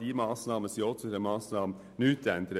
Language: Swiss German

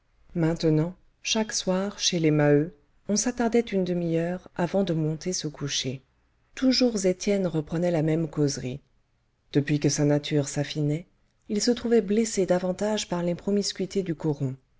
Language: French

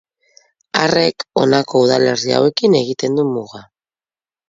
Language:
Basque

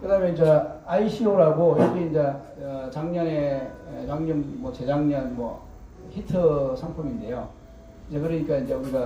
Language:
Korean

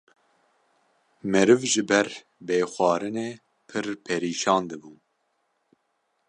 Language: Kurdish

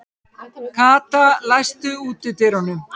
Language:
Icelandic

